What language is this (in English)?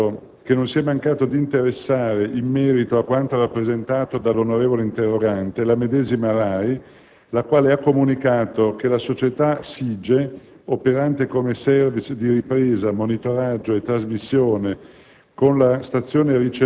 Italian